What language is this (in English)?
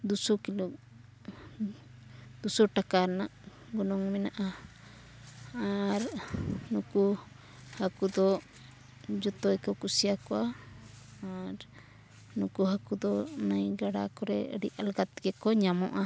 Santali